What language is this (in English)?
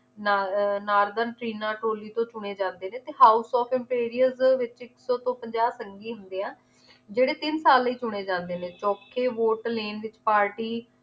Punjabi